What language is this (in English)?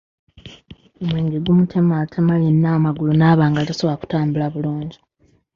Ganda